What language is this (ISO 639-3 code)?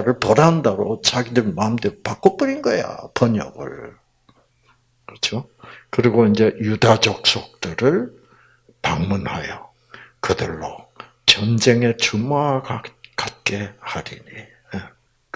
kor